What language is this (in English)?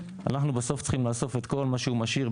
Hebrew